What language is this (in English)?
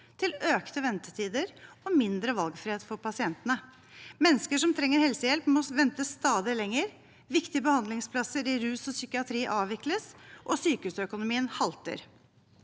Norwegian